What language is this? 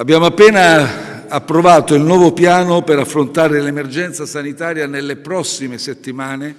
Italian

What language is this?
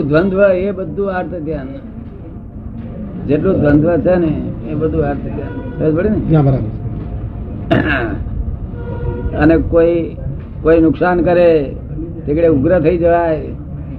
Gujarati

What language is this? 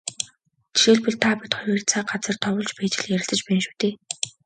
Mongolian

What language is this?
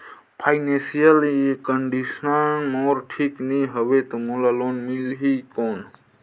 Chhattisgarhi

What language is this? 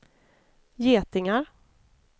Swedish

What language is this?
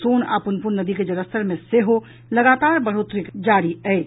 Maithili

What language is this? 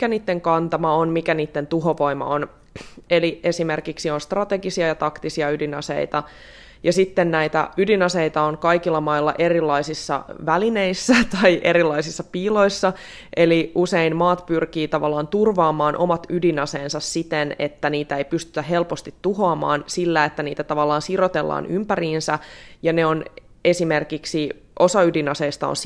Finnish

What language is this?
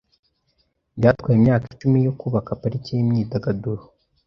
Kinyarwanda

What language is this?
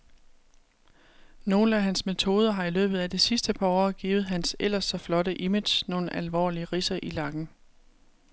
Danish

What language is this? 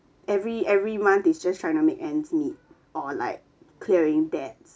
English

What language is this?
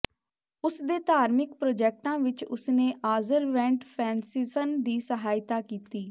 Punjabi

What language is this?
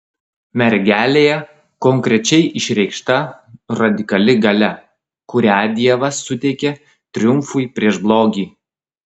Lithuanian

